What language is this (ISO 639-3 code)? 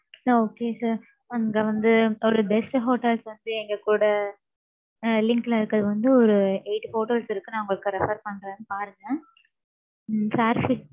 tam